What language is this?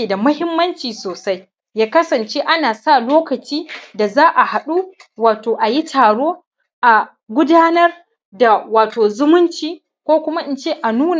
Hausa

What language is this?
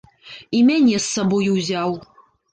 Belarusian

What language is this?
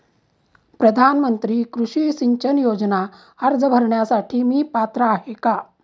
Marathi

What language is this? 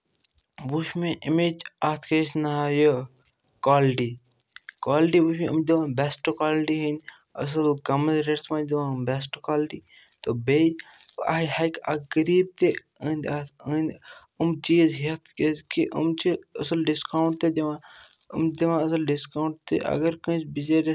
Kashmiri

